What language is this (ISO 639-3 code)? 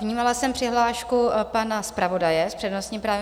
ces